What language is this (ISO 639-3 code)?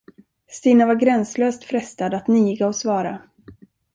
swe